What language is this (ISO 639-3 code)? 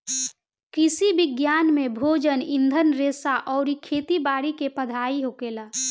bho